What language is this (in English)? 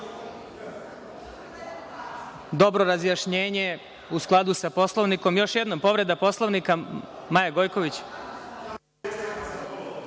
Serbian